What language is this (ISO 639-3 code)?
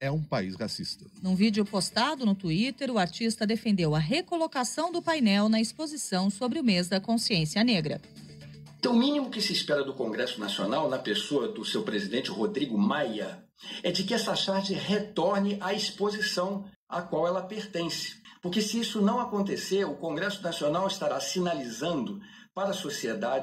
por